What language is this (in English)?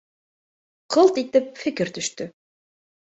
Bashkir